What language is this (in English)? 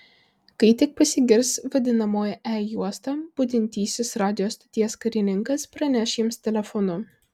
Lithuanian